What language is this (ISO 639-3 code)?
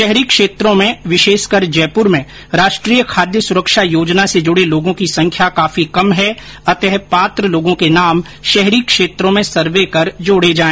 hin